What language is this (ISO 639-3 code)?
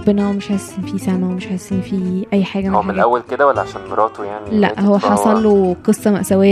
ara